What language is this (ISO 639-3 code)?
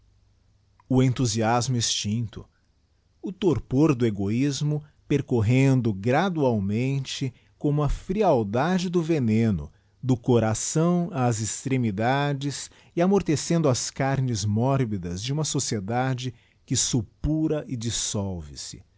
por